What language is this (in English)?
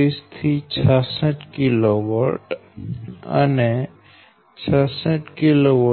Gujarati